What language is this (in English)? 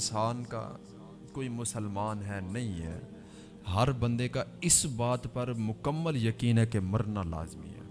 Urdu